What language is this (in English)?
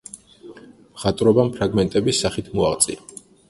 Georgian